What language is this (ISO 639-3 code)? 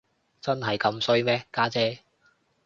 yue